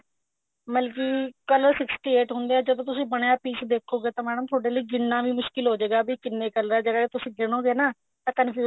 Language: Punjabi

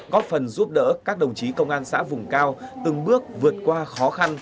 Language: Vietnamese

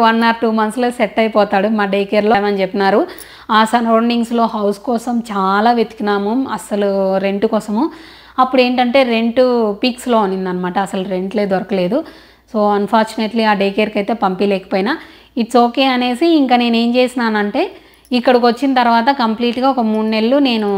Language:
Telugu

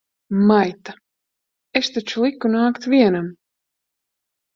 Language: Latvian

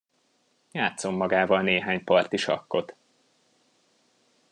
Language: Hungarian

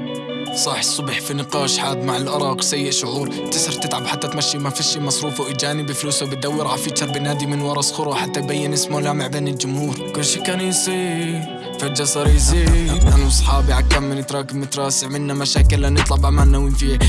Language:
Arabic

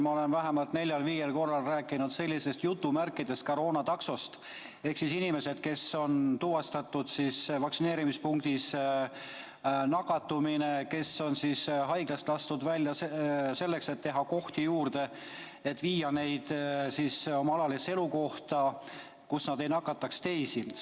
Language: Estonian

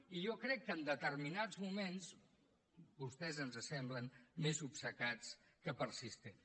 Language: Catalan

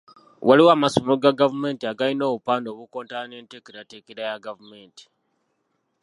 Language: Ganda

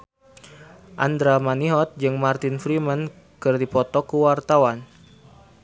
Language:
Sundanese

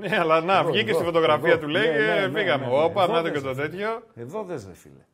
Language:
Greek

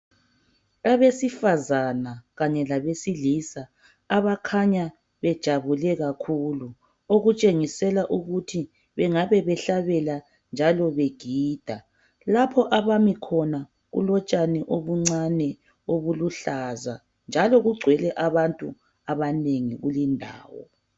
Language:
North Ndebele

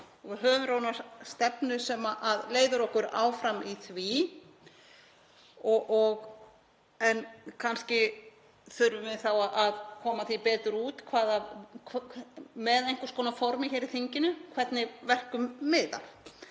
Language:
Icelandic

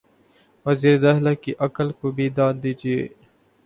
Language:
Urdu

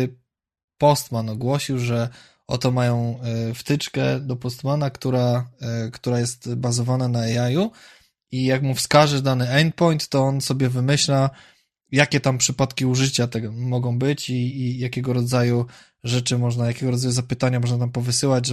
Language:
Polish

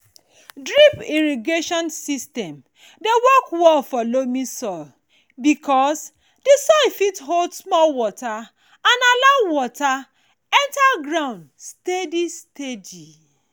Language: Nigerian Pidgin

